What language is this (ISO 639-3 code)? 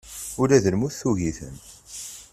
kab